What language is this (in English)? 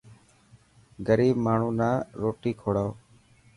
Dhatki